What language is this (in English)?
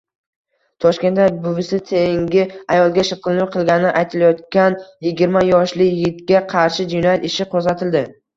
Uzbek